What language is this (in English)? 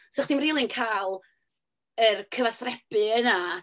Welsh